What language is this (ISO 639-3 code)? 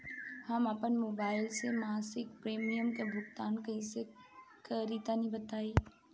bho